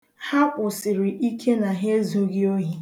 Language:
Igbo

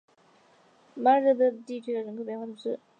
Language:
Chinese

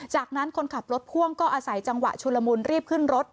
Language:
Thai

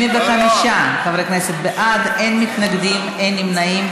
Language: Hebrew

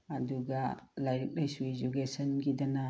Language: Manipuri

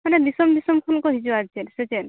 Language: Santali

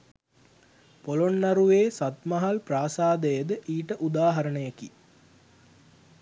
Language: Sinhala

